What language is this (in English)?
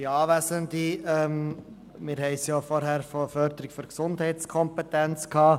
Swiss German